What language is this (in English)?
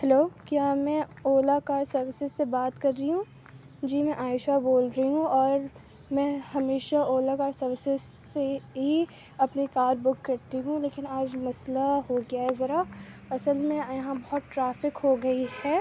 Urdu